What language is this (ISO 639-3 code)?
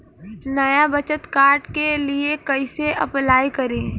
bho